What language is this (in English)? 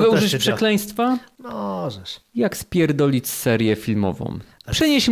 Polish